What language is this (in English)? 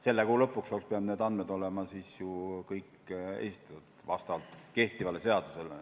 Estonian